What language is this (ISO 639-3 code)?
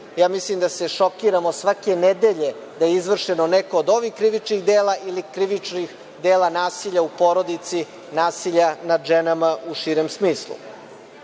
srp